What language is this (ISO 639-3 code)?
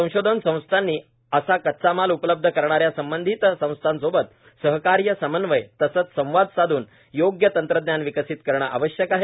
mar